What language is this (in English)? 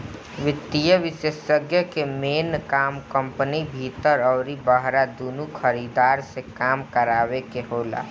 Bhojpuri